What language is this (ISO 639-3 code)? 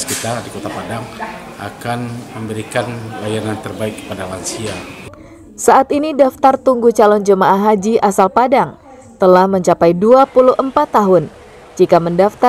ind